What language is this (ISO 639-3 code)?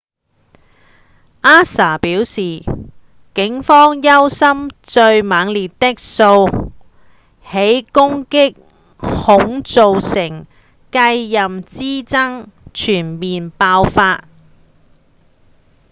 yue